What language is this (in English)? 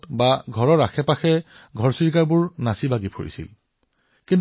Assamese